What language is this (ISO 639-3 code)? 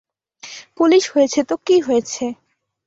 ben